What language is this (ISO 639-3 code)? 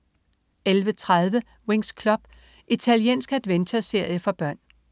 dan